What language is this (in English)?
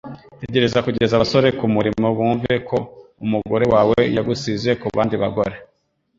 Kinyarwanda